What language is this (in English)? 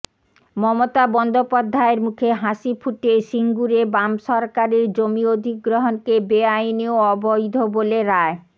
Bangla